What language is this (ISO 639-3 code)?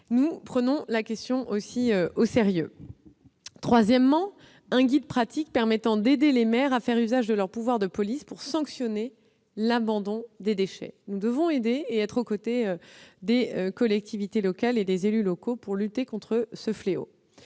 fra